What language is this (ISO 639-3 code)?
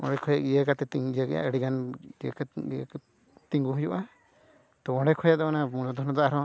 sat